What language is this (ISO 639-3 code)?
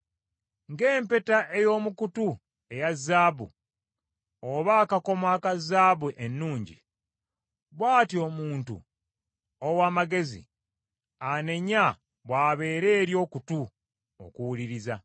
lug